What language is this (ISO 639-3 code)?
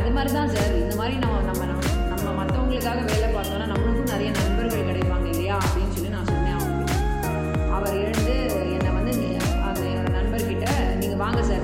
tam